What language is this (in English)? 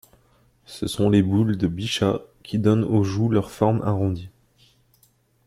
French